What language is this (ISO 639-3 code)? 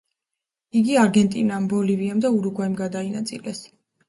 kat